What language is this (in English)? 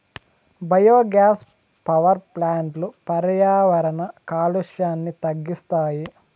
Telugu